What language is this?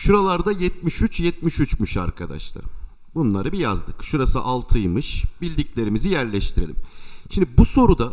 Turkish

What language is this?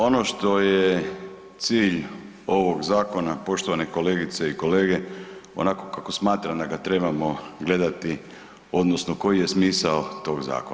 Croatian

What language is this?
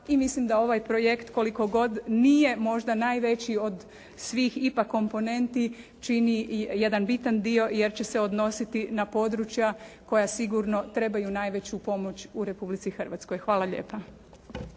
Croatian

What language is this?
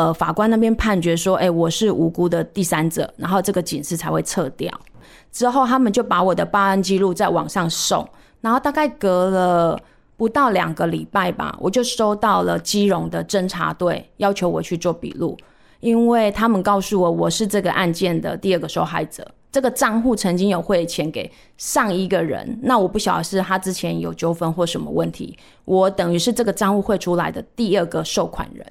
Chinese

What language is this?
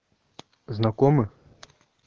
Russian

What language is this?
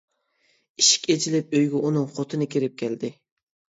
Uyghur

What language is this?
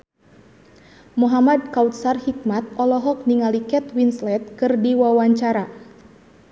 Sundanese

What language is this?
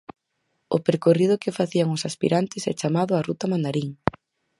Galician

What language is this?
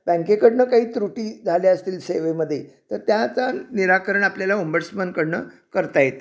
Marathi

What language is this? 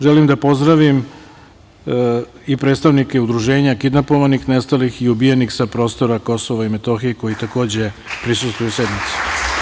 Serbian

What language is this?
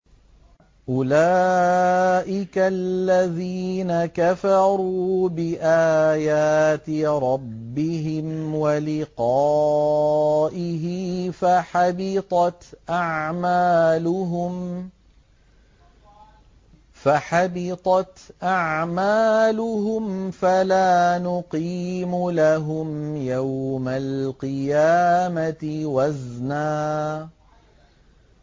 Arabic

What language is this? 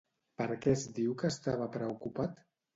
Catalan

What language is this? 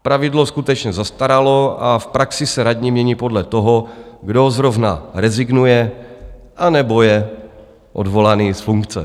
Czech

